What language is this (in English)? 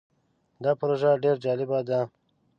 Pashto